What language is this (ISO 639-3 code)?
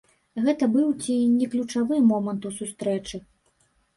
bel